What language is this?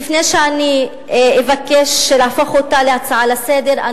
Hebrew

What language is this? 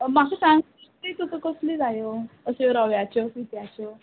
Konkani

